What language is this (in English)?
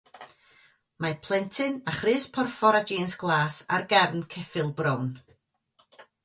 Welsh